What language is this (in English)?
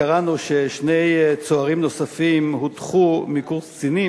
Hebrew